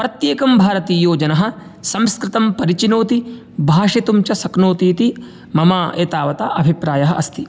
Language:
Sanskrit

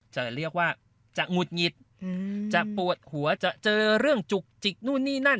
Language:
Thai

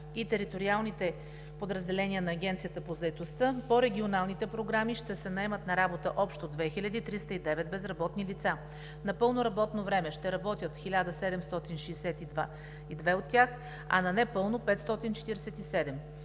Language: Bulgarian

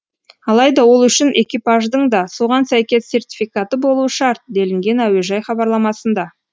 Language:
Kazakh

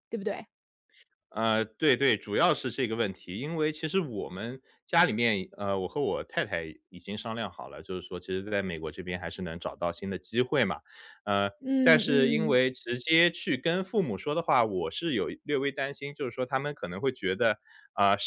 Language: Chinese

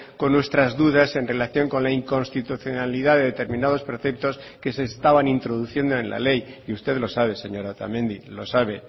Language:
Spanish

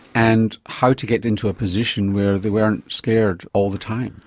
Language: English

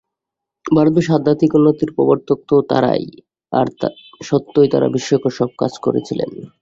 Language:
Bangla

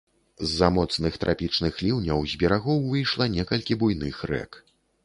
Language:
Belarusian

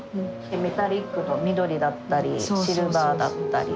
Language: Japanese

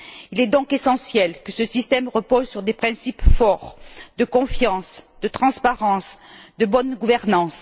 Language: French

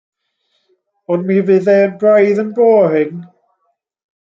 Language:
Welsh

